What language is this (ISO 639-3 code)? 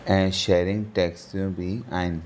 snd